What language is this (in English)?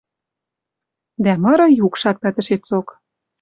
Western Mari